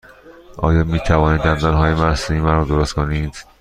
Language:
Persian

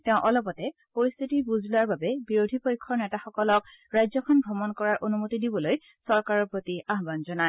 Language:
Assamese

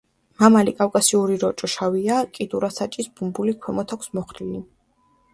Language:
Georgian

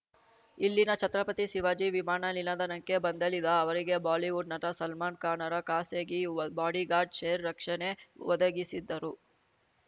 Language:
Kannada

